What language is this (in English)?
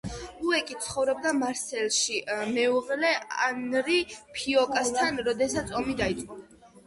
Georgian